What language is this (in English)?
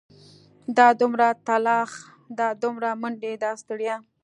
Pashto